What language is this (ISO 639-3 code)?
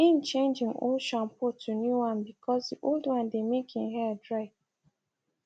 pcm